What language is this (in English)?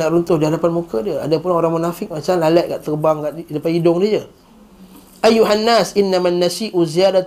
Malay